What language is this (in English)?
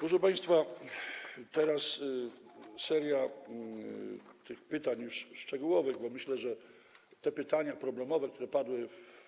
Polish